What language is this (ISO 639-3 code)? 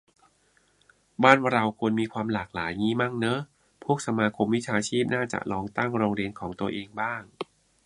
tha